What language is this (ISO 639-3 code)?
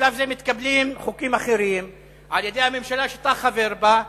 heb